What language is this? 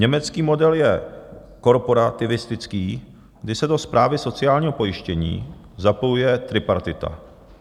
Czech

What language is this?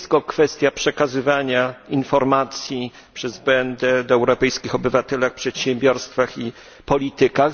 Polish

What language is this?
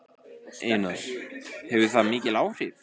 Icelandic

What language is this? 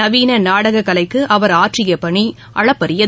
Tamil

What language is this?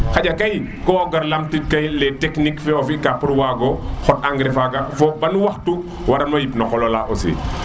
Serer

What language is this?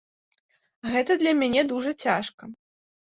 Belarusian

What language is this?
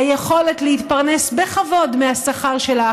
Hebrew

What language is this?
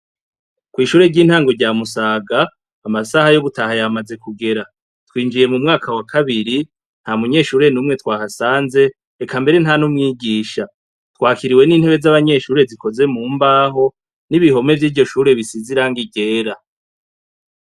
Rundi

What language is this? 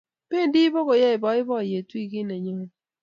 Kalenjin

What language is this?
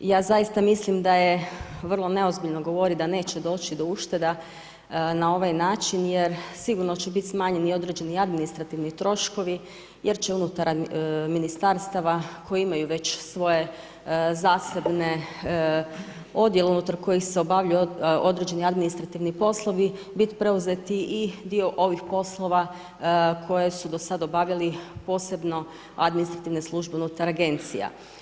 Croatian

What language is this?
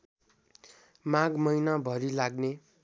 Nepali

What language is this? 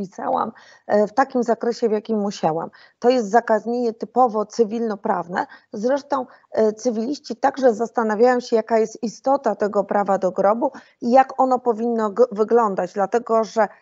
Polish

